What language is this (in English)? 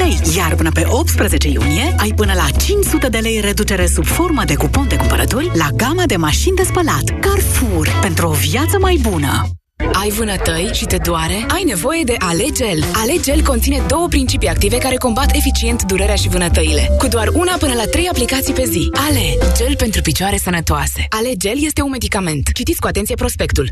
Romanian